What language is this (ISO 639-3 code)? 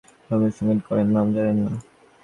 ben